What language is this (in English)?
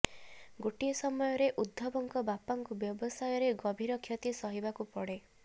Odia